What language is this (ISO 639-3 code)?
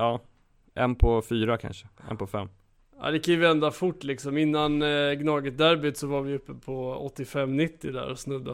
swe